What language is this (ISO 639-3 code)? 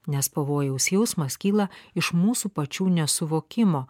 lit